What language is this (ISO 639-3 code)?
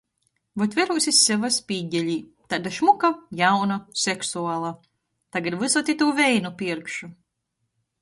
ltg